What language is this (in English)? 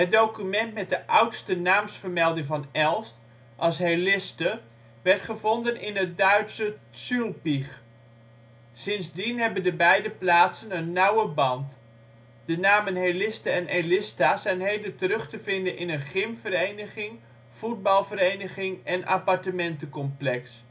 Dutch